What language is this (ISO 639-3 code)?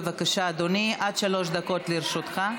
heb